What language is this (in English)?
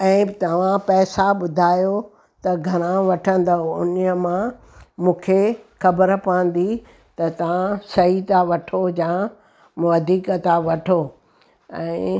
Sindhi